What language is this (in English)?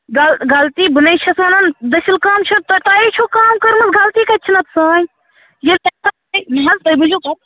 Kashmiri